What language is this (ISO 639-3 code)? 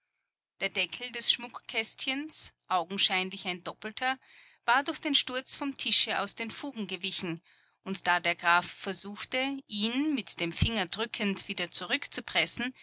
deu